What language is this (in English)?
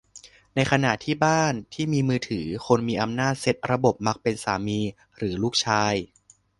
Thai